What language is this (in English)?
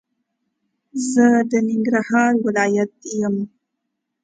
Pashto